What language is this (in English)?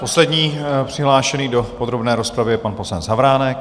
Czech